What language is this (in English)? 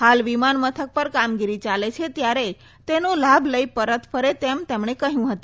Gujarati